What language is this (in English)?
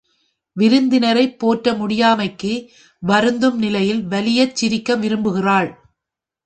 Tamil